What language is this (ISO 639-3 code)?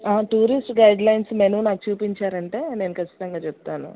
tel